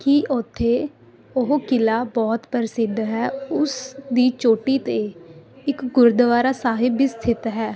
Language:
Punjabi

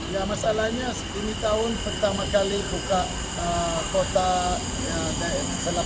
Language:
Indonesian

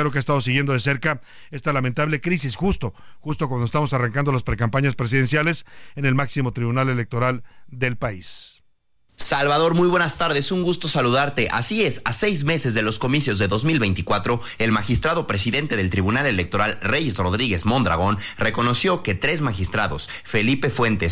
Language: Spanish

